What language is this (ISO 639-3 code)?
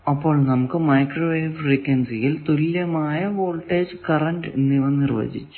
mal